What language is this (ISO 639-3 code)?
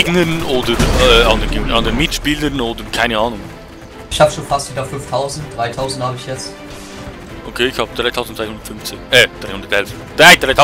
deu